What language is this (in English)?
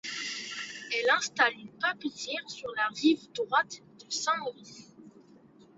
French